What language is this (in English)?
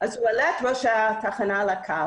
Hebrew